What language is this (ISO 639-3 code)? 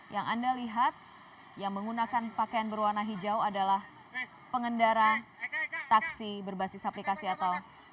ind